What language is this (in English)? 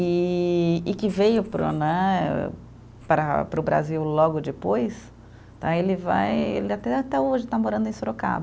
Portuguese